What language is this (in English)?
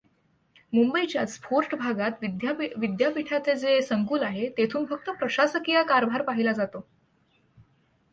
Marathi